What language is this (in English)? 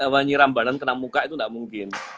Indonesian